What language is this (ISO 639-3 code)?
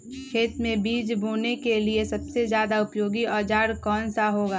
mag